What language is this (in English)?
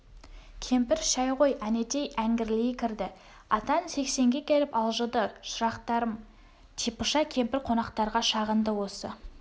Kazakh